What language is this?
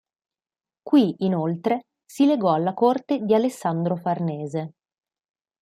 Italian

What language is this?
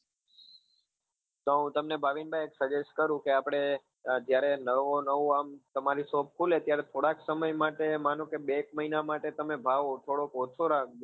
Gujarati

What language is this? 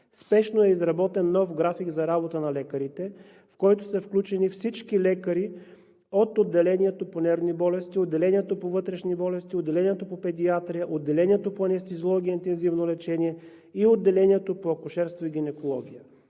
Bulgarian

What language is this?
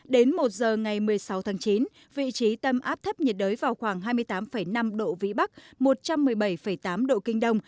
Vietnamese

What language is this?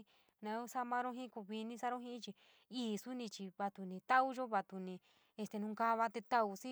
San Miguel El Grande Mixtec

